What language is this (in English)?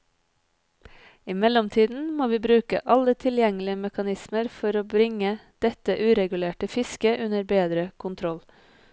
Norwegian